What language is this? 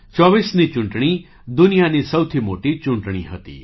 Gujarati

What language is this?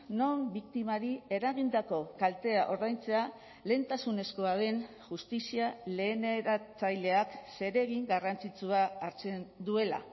Basque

